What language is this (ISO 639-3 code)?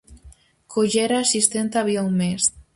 glg